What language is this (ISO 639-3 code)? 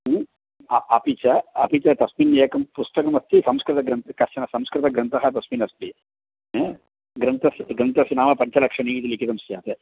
san